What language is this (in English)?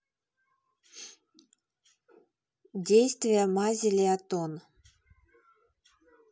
Russian